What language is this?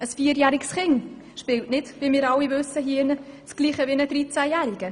Swiss German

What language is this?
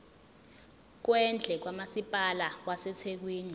Zulu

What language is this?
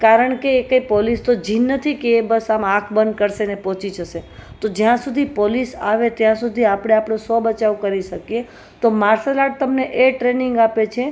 Gujarati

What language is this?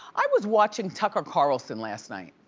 English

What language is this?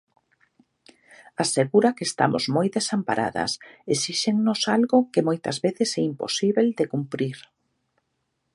Galician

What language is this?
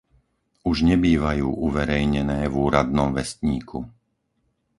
Slovak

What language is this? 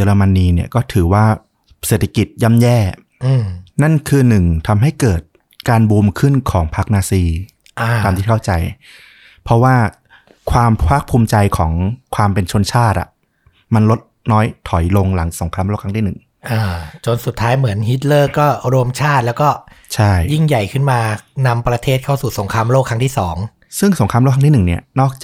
Thai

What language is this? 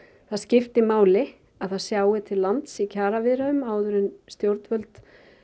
Icelandic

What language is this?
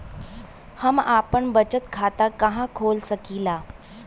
Bhojpuri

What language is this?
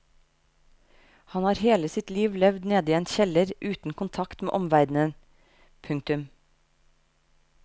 Norwegian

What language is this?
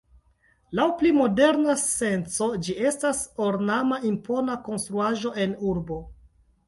Esperanto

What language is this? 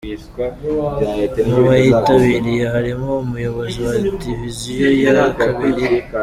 Kinyarwanda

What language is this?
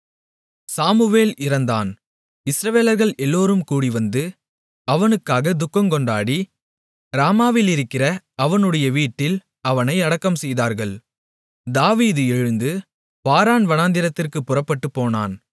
Tamil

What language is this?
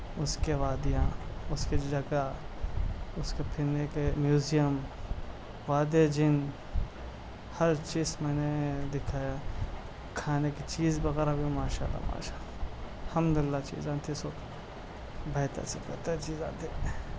Urdu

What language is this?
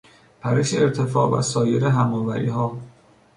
Persian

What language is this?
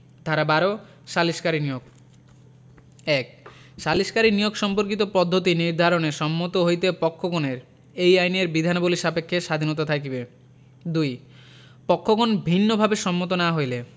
Bangla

